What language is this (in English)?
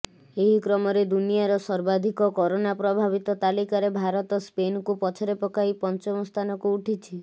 Odia